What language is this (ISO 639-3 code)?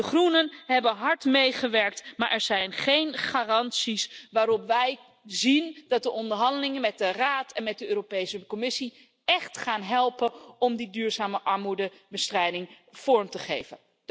nld